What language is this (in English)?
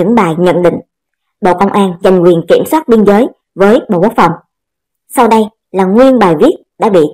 Vietnamese